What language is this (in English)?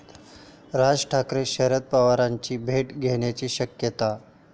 Marathi